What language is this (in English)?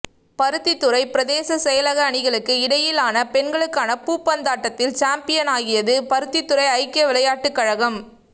Tamil